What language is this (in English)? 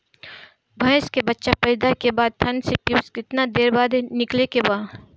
Bhojpuri